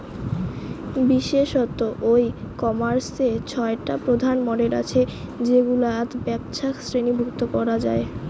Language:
Bangla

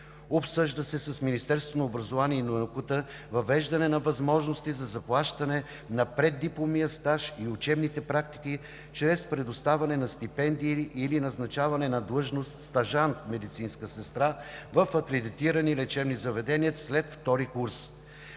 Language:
Bulgarian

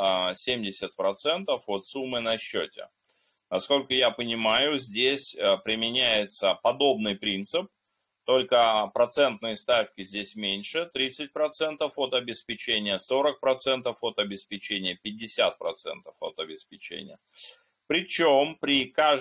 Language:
Russian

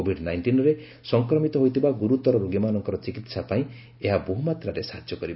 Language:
Odia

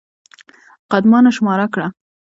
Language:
Pashto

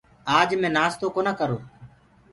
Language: Gurgula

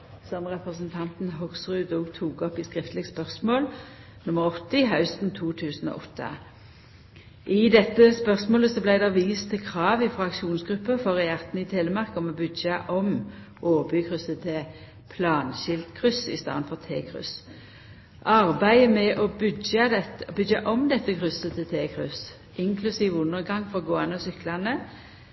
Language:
Norwegian Nynorsk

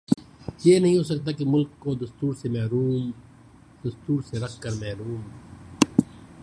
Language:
Urdu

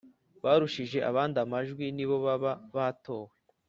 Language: Kinyarwanda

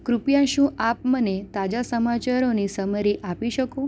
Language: Gujarati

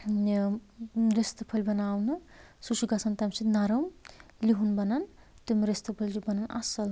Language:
Kashmiri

